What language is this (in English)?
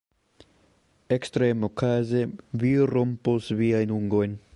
Esperanto